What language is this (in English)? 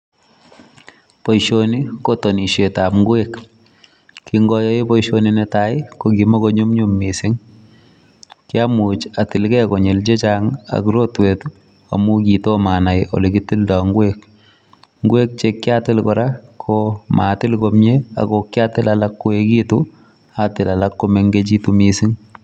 Kalenjin